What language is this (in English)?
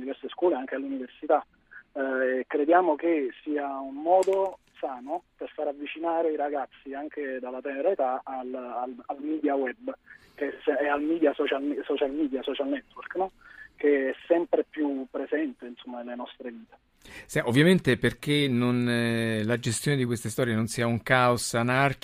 Italian